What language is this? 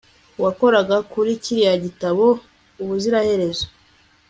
Kinyarwanda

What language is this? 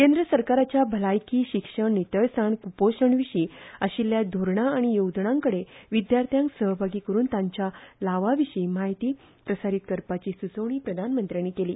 Konkani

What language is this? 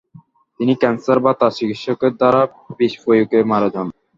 Bangla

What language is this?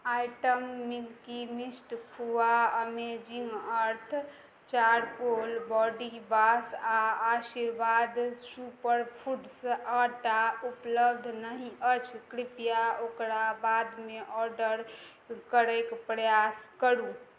Maithili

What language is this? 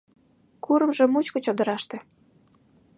Mari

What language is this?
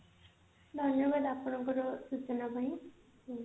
Odia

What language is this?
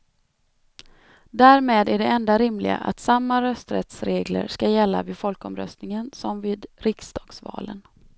Swedish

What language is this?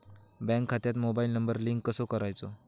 Marathi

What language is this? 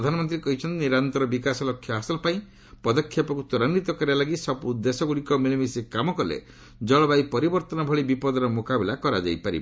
Odia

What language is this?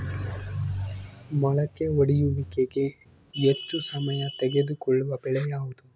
Kannada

